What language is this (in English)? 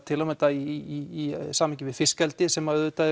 Icelandic